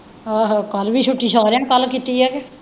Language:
Punjabi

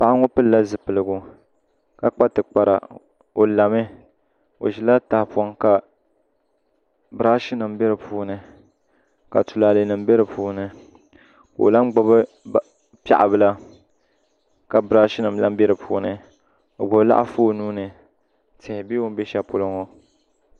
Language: Dagbani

